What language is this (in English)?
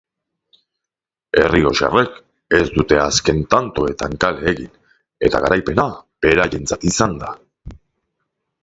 Basque